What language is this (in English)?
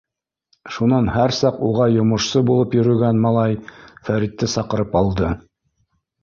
Bashkir